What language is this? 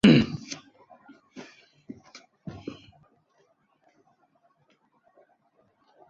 Chinese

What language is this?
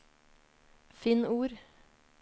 Norwegian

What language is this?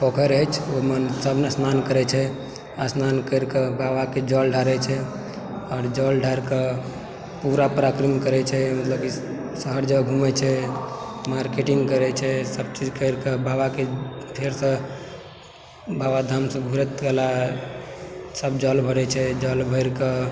Maithili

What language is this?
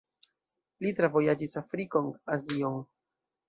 Esperanto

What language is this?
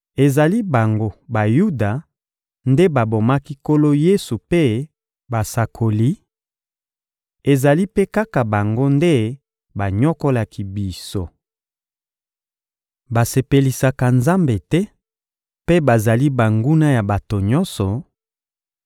Lingala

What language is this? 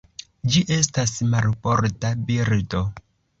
Esperanto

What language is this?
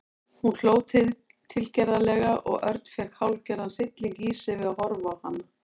Icelandic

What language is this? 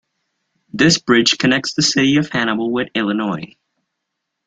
English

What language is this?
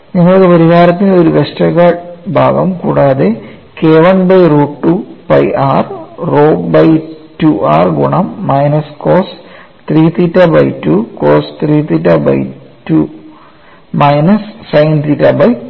Malayalam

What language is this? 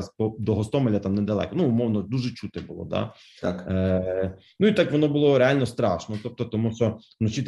Ukrainian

